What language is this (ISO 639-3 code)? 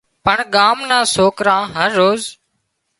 kxp